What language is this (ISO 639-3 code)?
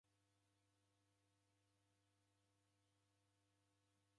dav